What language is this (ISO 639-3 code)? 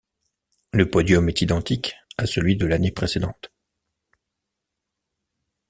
fra